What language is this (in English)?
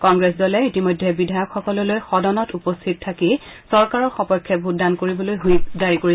Assamese